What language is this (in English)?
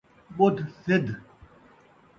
Saraiki